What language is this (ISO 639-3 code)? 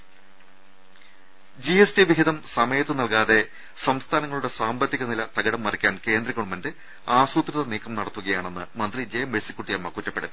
mal